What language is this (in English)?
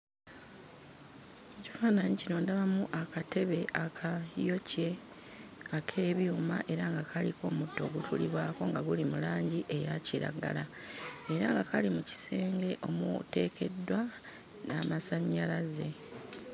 Ganda